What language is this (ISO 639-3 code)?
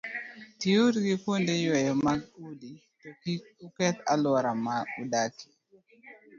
luo